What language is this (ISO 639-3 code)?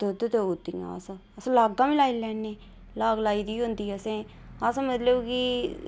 doi